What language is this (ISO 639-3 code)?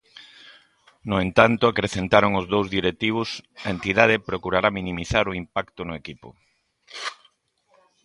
glg